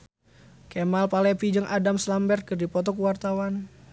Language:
Sundanese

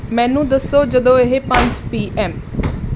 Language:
Punjabi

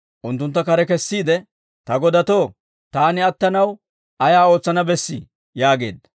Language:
Dawro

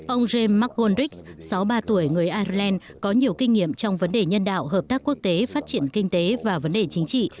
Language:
Vietnamese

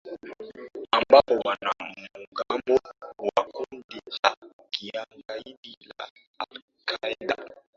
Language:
Swahili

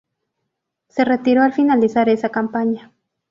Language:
Spanish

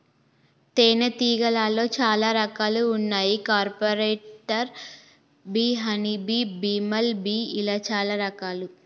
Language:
Telugu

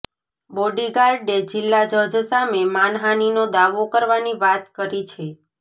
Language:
Gujarati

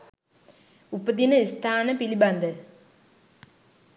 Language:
Sinhala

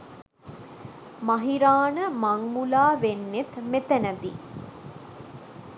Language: Sinhala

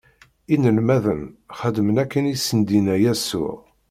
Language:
Kabyle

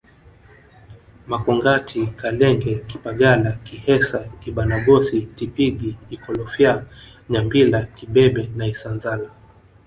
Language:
Swahili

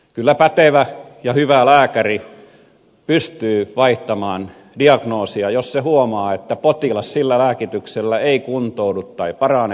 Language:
Finnish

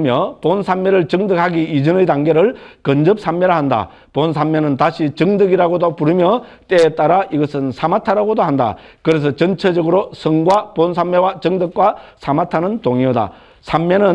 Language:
Korean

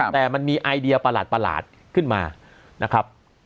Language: Thai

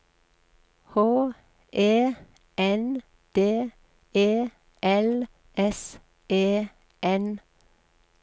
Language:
Norwegian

